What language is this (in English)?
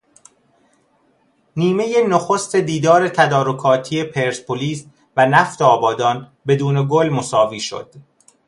Persian